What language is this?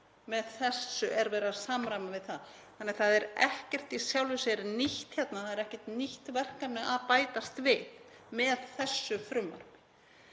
Icelandic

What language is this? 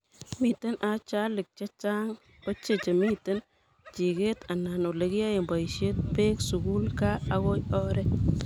Kalenjin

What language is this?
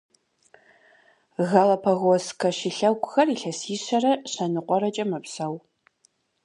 Kabardian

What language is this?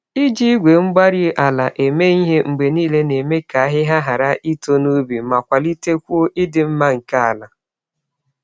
Igbo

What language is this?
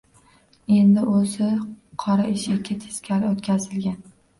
Uzbek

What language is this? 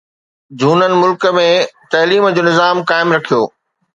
Sindhi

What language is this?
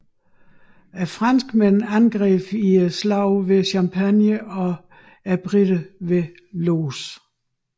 Danish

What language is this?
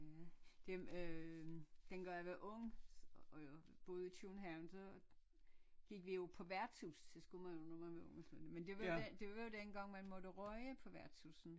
Danish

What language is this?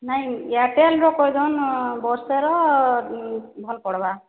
Odia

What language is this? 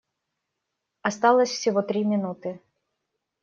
Russian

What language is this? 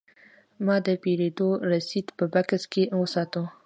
Pashto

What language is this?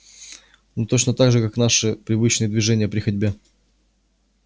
Russian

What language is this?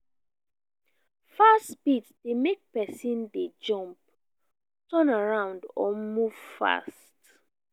Nigerian Pidgin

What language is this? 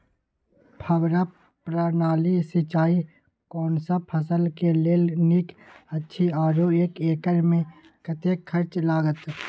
Maithili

